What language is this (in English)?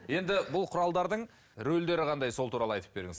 Kazakh